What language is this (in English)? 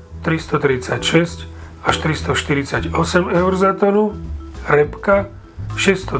Slovak